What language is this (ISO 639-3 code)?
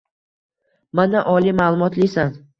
uzb